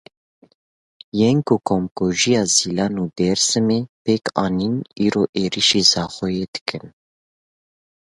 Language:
Kurdish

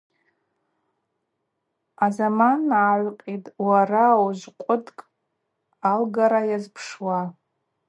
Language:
Abaza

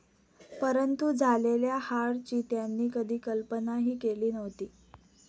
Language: Marathi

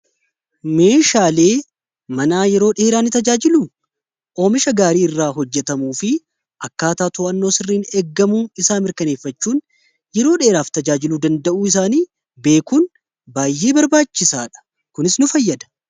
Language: Oromo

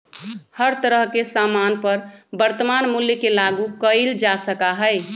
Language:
Magahi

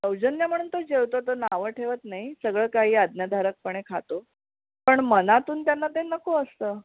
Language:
Marathi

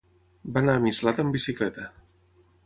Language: Catalan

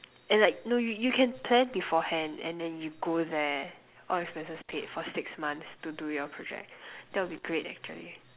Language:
English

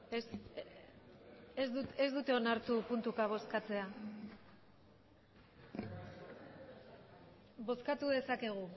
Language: Basque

